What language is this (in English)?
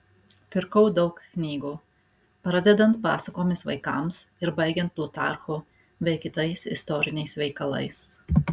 Lithuanian